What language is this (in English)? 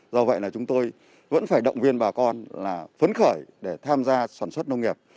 Vietnamese